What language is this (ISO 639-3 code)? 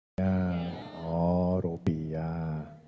ind